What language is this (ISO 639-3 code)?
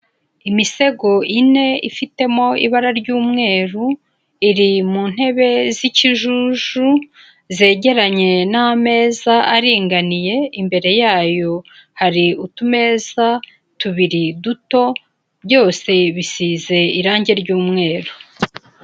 kin